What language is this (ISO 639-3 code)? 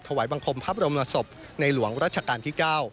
tha